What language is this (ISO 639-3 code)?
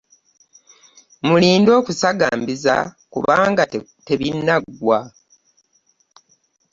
lug